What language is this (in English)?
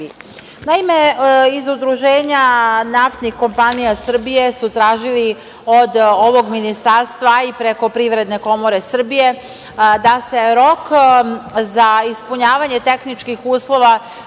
Serbian